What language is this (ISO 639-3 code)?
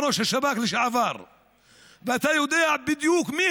heb